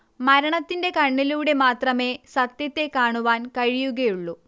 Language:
Malayalam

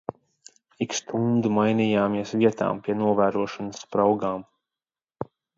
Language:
Latvian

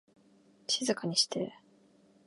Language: Japanese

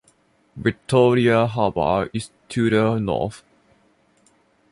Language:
English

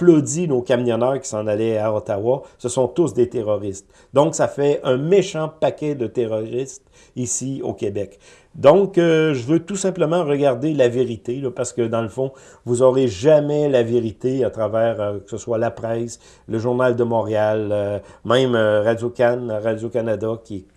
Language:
French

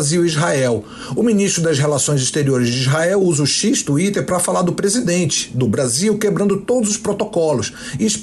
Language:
Portuguese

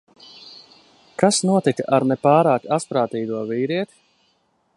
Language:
Latvian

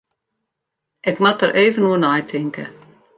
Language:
Western Frisian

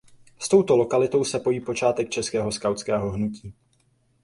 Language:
Czech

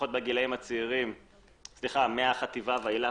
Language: Hebrew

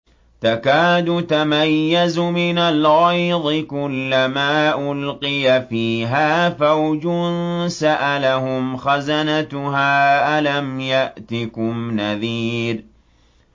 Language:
Arabic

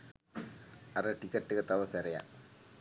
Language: Sinhala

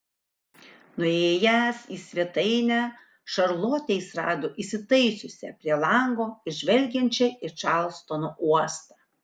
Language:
Lithuanian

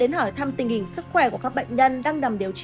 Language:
Vietnamese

